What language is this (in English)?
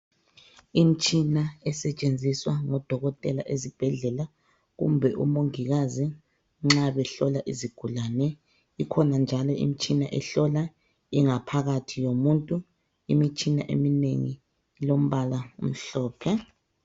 North Ndebele